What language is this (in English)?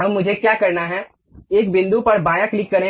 Hindi